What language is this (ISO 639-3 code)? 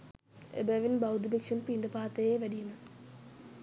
sin